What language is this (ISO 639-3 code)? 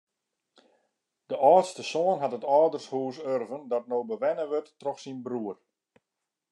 fry